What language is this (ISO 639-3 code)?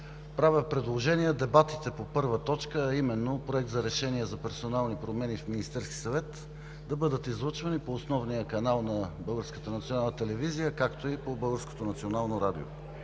bul